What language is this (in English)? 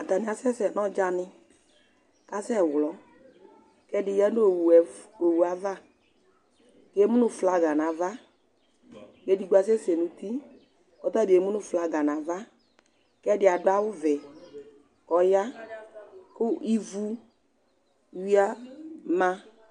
Ikposo